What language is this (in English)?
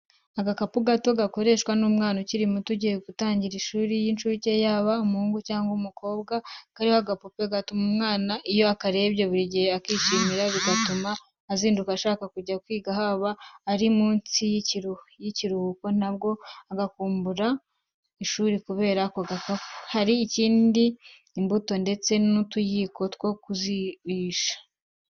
Kinyarwanda